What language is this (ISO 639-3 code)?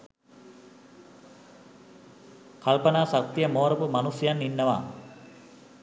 sin